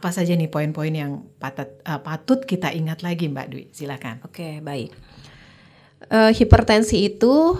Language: Indonesian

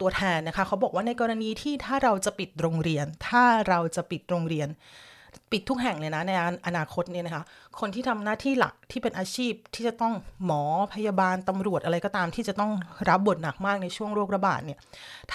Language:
Thai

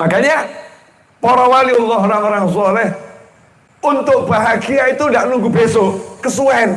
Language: Indonesian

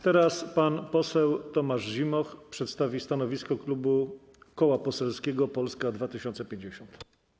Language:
Polish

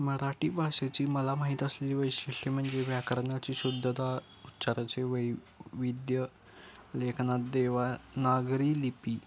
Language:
Marathi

